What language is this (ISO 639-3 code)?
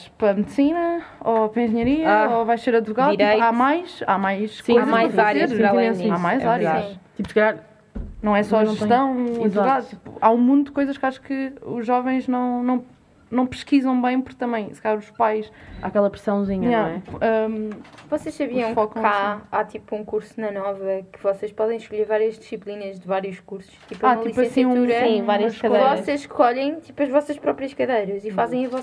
por